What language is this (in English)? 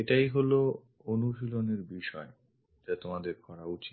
Bangla